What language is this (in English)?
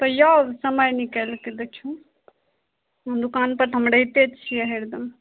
Maithili